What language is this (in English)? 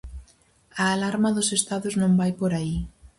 Galician